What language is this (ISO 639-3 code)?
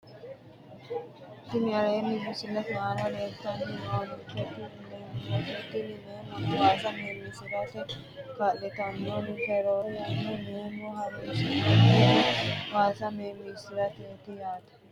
sid